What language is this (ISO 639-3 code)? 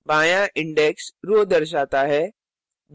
hin